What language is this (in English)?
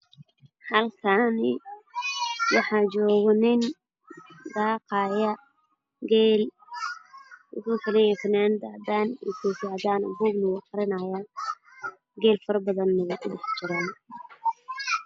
Somali